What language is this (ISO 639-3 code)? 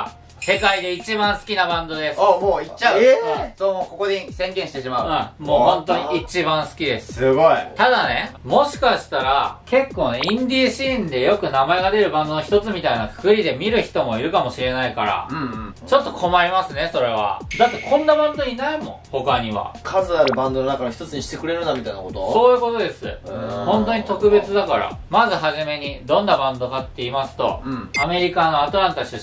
jpn